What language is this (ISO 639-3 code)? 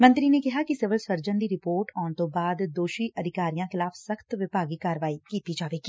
pan